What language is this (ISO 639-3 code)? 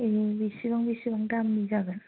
brx